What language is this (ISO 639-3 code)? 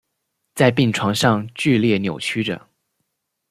zho